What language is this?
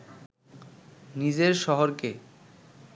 Bangla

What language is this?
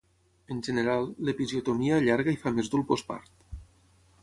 Catalan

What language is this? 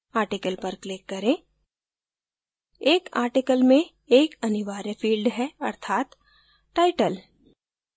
Hindi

